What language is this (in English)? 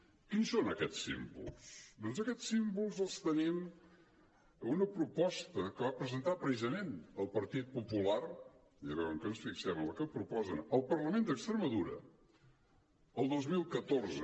Catalan